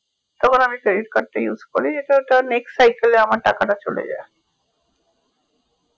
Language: Bangla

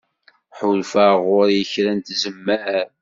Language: Kabyle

